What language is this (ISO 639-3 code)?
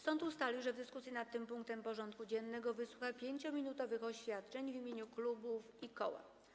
pol